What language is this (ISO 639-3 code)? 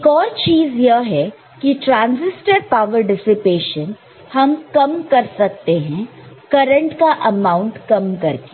hin